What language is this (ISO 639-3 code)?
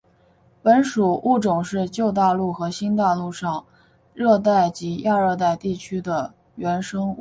zho